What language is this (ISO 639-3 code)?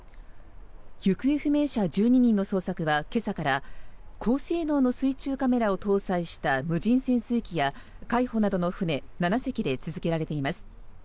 jpn